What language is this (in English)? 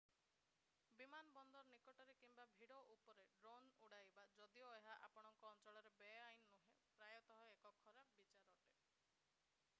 Odia